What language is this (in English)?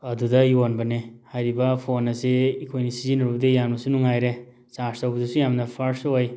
Manipuri